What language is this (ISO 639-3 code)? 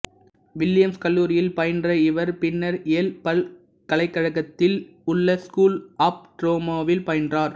tam